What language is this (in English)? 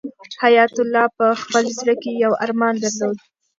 Pashto